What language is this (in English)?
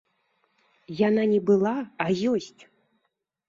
Belarusian